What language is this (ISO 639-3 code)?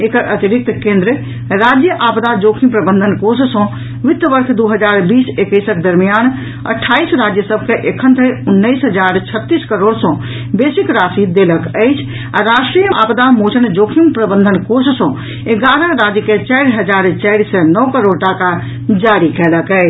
mai